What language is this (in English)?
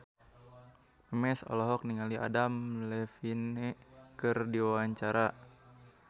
Sundanese